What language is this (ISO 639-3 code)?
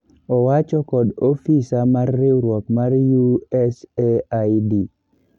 luo